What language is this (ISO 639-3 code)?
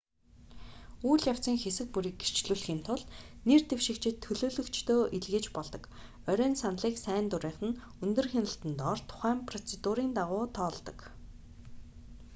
mon